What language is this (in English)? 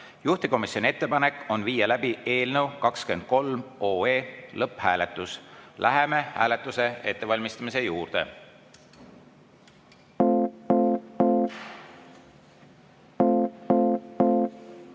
Estonian